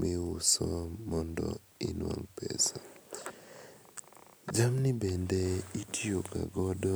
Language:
Luo (Kenya and Tanzania)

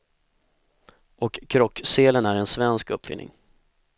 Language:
Swedish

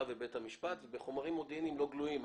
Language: Hebrew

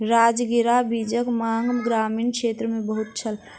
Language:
Maithili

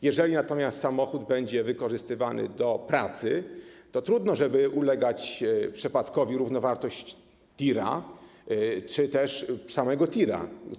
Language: Polish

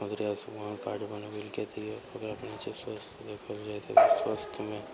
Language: Maithili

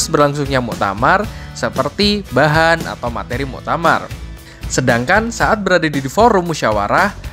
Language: Indonesian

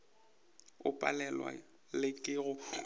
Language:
Northern Sotho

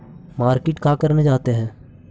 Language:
Magahi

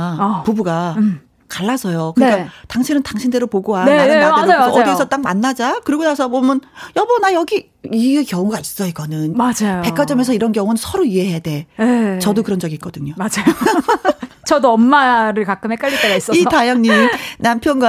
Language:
Korean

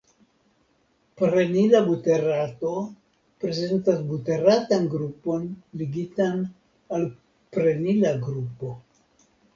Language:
Esperanto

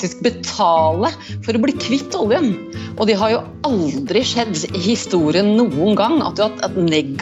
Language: Swedish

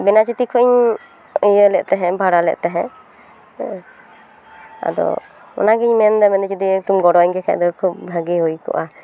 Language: Santali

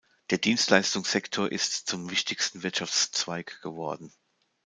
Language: German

